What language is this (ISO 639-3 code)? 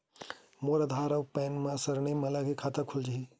hne